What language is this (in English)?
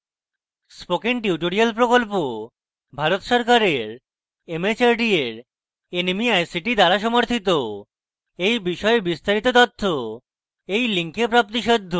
Bangla